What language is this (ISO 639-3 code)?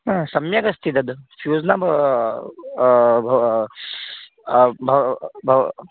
san